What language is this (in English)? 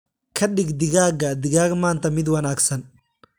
Somali